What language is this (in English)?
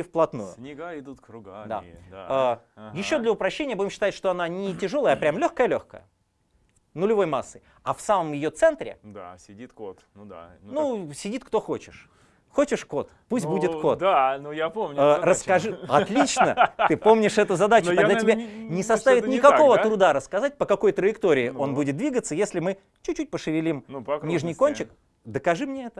Russian